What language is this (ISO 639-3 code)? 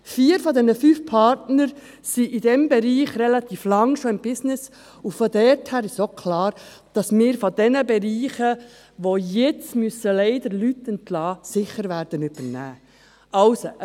gsw